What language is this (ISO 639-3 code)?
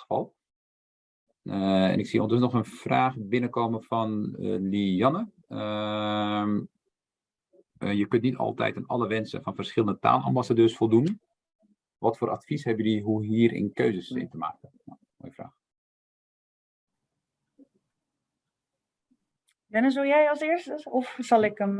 nld